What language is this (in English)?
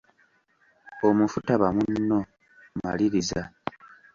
Ganda